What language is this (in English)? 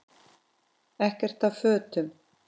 Icelandic